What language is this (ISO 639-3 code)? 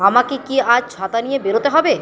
ben